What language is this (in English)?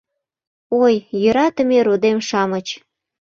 Mari